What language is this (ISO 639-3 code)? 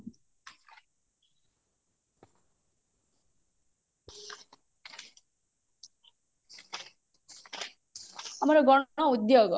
ori